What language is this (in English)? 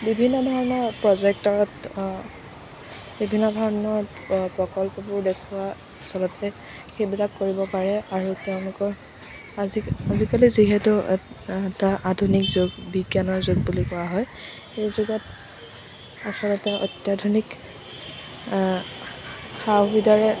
Assamese